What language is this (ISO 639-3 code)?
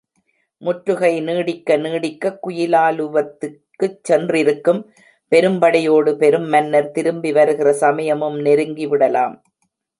tam